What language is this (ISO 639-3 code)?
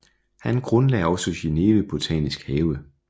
dan